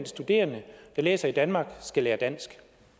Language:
Danish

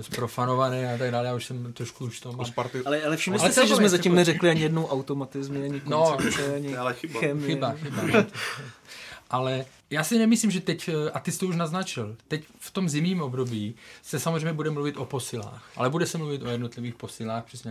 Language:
Czech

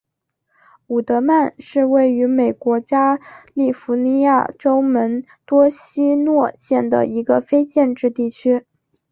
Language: Chinese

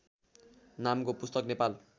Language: Nepali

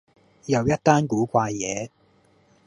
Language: Cantonese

